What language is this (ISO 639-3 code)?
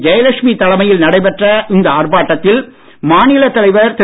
tam